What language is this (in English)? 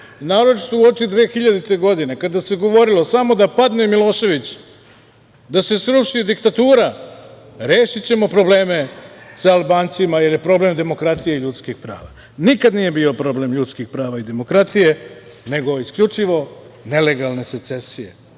Serbian